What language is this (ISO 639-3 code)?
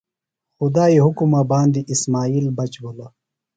phl